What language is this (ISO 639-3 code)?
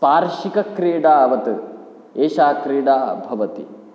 san